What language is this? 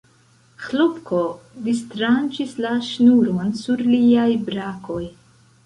Esperanto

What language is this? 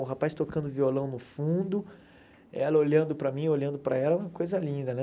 Portuguese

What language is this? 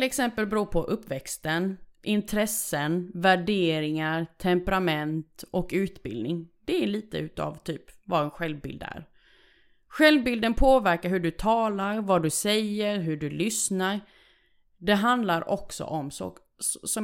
Swedish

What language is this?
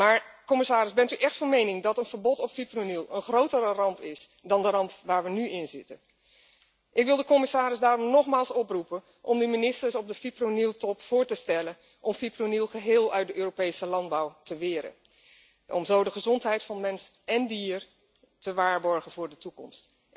Dutch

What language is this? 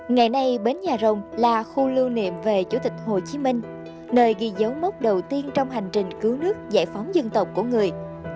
Vietnamese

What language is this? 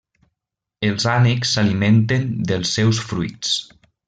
Catalan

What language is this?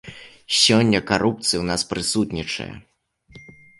Belarusian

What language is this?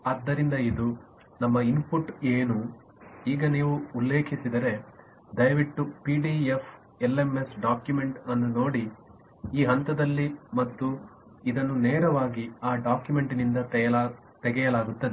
Kannada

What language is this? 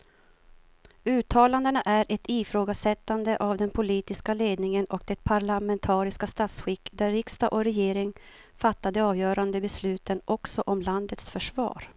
Swedish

